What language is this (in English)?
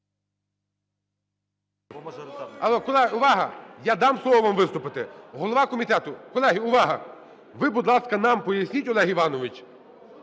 Ukrainian